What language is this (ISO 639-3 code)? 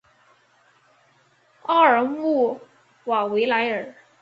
zho